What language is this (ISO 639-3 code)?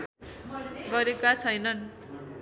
nep